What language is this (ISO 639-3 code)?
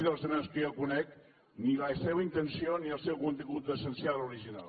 cat